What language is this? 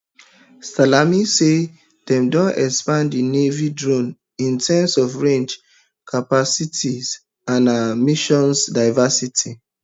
Nigerian Pidgin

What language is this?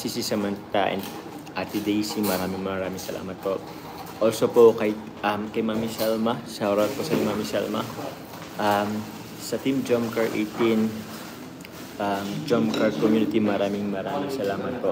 Filipino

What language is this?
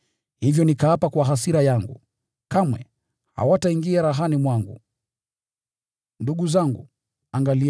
Swahili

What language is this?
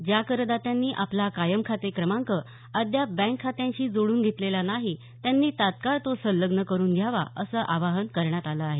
Marathi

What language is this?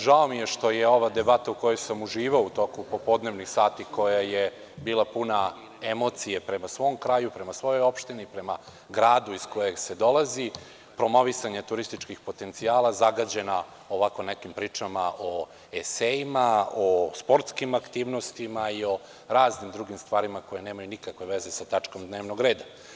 Serbian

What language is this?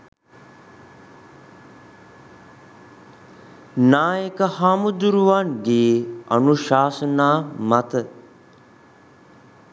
Sinhala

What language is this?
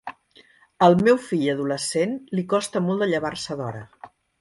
Catalan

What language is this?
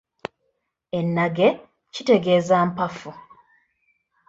Ganda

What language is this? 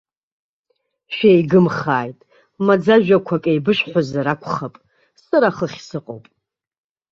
Abkhazian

